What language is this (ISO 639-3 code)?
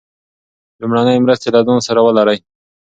pus